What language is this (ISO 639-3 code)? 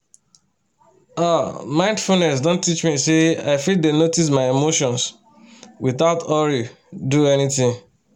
pcm